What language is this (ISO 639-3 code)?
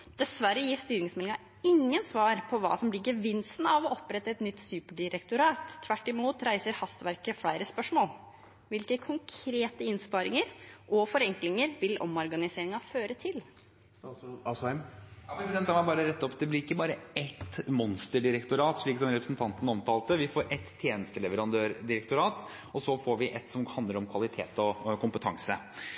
nob